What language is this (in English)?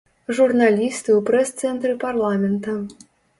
Belarusian